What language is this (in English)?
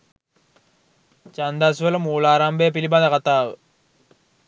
Sinhala